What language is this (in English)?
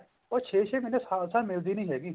Punjabi